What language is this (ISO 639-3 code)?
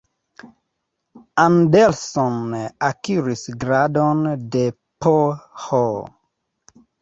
epo